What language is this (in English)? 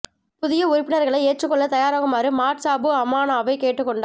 Tamil